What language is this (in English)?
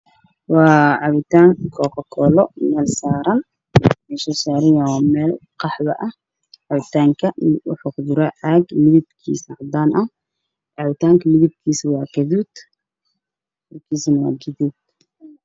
Somali